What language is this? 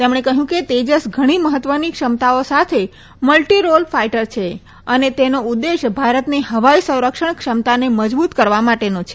Gujarati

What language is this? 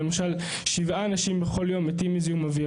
Hebrew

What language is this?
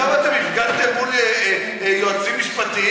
Hebrew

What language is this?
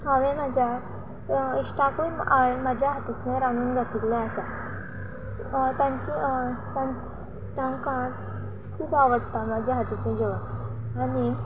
Konkani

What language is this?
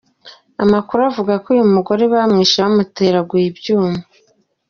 Kinyarwanda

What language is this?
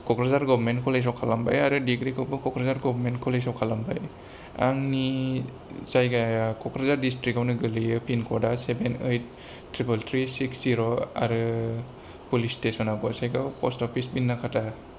Bodo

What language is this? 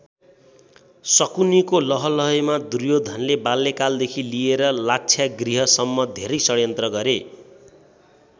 Nepali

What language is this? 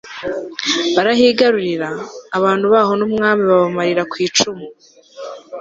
Kinyarwanda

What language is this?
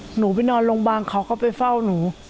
Thai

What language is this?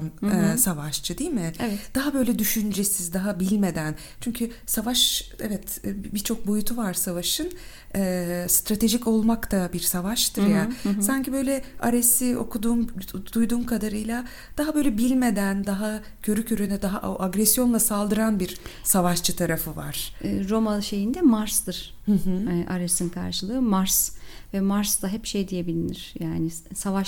Turkish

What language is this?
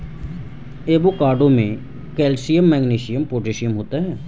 Hindi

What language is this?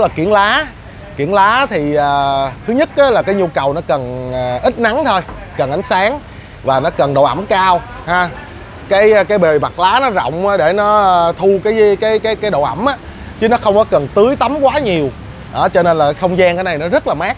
Vietnamese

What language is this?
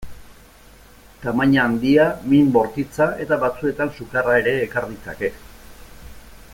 Basque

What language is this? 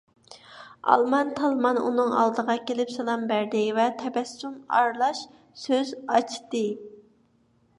Uyghur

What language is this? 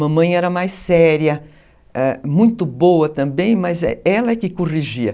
Portuguese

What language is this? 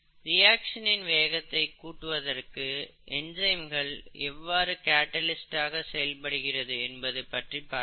Tamil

